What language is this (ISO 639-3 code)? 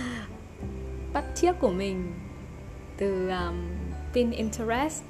vie